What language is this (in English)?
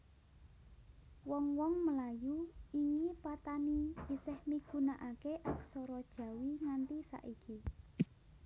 Javanese